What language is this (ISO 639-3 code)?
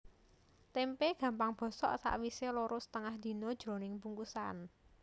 jav